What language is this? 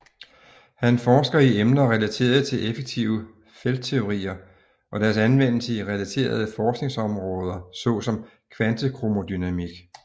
Danish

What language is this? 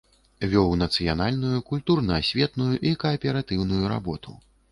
Belarusian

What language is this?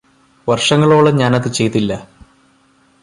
Malayalam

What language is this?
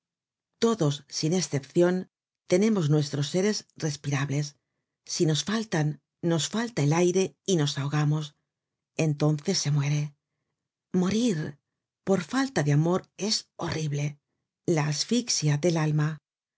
Spanish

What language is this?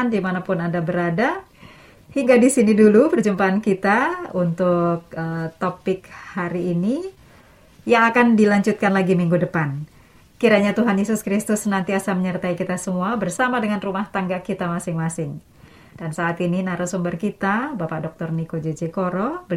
Indonesian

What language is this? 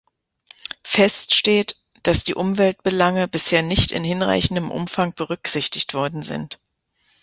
German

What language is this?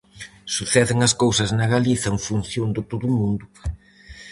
Galician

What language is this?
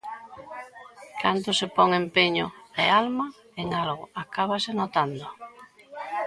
Galician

